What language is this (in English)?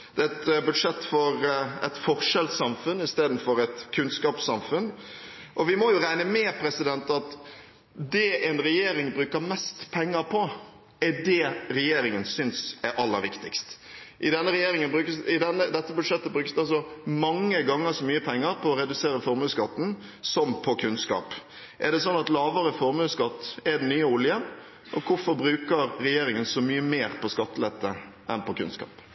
Norwegian Bokmål